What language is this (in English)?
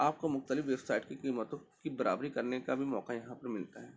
Urdu